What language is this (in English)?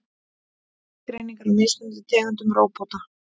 Icelandic